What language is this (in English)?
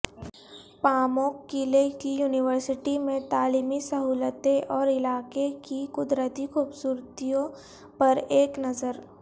Urdu